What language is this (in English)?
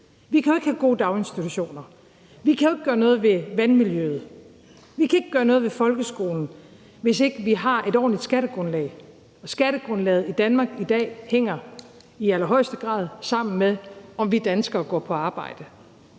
Danish